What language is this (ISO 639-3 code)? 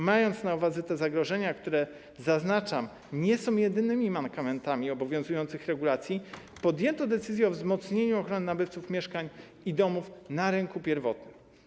pol